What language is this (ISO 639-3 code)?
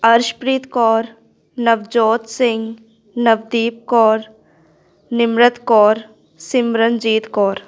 pan